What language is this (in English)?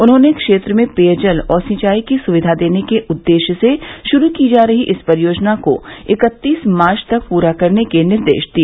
Hindi